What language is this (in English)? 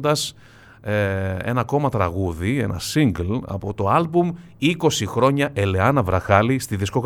Greek